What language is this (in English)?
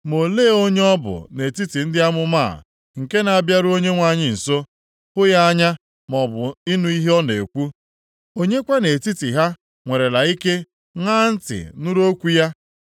Igbo